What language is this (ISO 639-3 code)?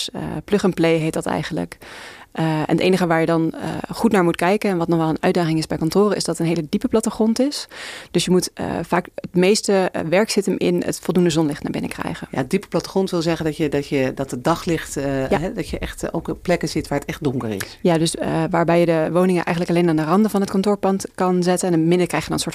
nld